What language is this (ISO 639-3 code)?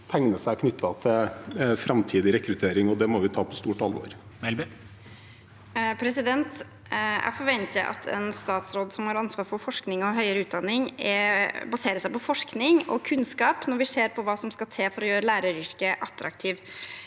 nor